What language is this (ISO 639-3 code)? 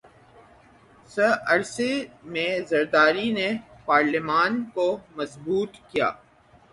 urd